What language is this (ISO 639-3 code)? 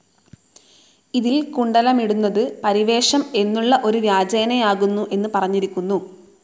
mal